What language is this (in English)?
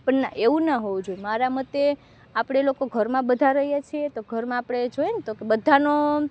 Gujarati